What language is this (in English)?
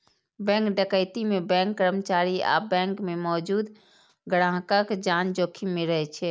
Maithili